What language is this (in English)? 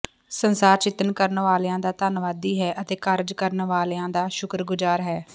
Punjabi